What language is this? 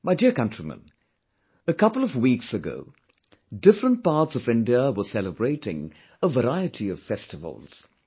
English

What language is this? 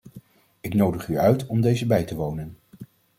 Dutch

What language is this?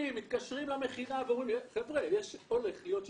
Hebrew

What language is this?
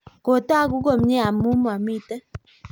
Kalenjin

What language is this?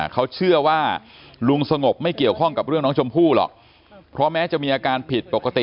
Thai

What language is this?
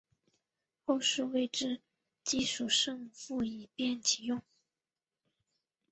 Chinese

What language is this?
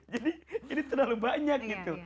Indonesian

